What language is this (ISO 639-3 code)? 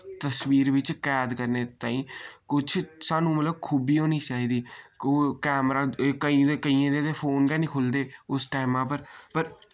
doi